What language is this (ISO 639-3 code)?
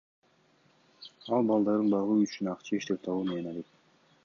kir